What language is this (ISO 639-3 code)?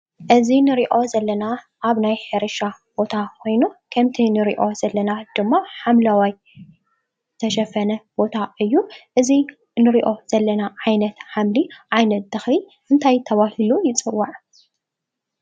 tir